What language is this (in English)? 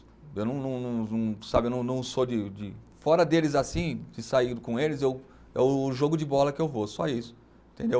Portuguese